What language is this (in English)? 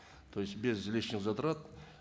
Kazakh